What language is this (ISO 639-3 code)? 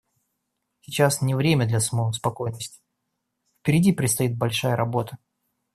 rus